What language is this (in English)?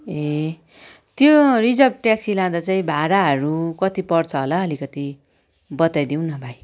Nepali